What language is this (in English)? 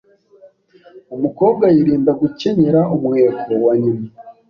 Kinyarwanda